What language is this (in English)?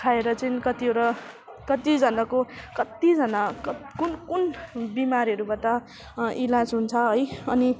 Nepali